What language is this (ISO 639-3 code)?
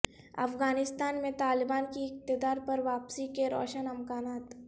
urd